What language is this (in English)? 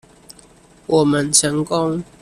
Chinese